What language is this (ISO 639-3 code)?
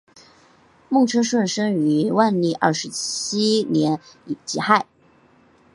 zho